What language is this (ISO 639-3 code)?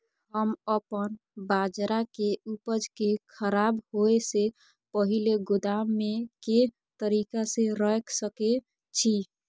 mai